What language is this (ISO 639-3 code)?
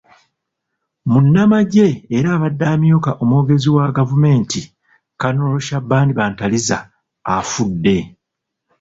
lug